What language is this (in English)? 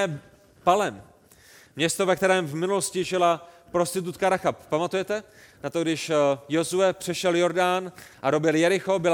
Czech